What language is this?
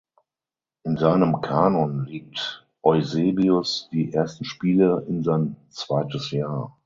German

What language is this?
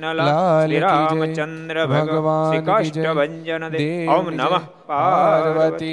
Gujarati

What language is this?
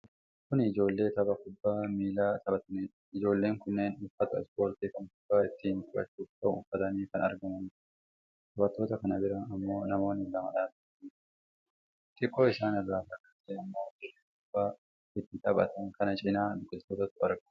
Oromo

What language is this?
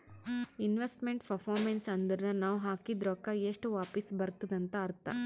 Kannada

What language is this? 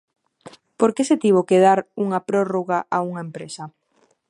Galician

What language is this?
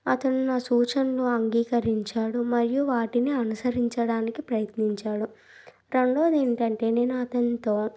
Telugu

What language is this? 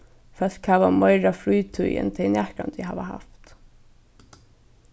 Faroese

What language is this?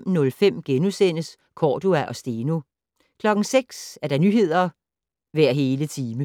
Danish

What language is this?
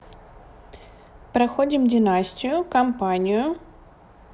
Russian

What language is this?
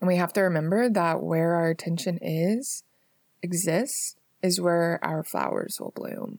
English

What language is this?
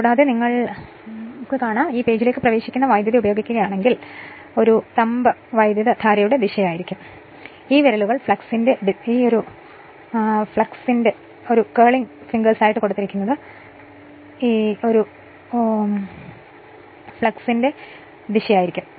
Malayalam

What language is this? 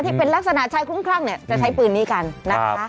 Thai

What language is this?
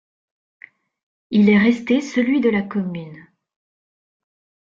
French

